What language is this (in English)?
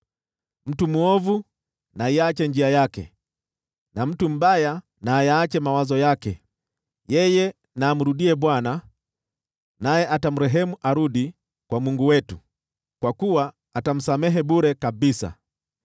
Swahili